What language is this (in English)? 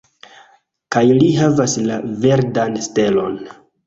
Esperanto